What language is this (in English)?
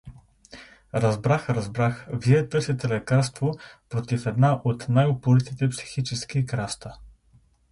Bulgarian